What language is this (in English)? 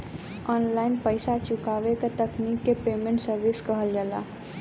Bhojpuri